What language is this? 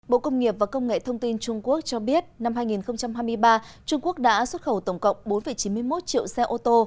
Vietnamese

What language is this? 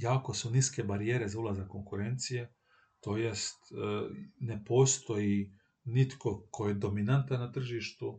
Croatian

